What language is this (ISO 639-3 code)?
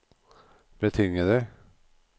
nor